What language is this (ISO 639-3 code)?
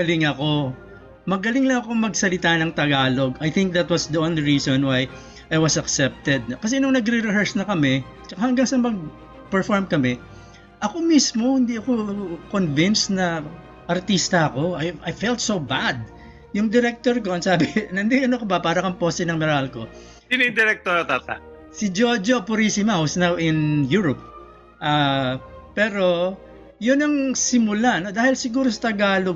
fil